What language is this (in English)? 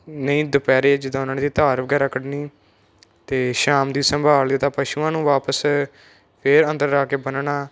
Punjabi